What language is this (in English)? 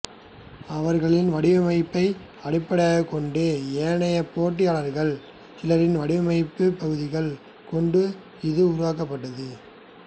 Tamil